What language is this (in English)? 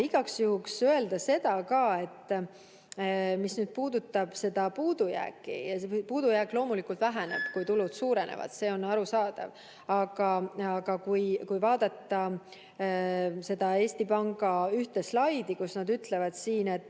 Estonian